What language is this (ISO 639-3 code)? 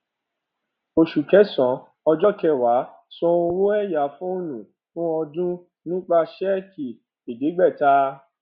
yor